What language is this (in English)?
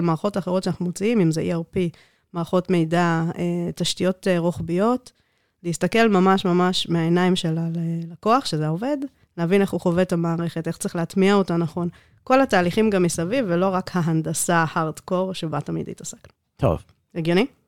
Hebrew